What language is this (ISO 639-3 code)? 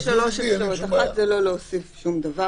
heb